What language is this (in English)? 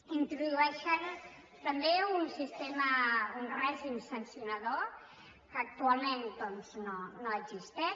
Catalan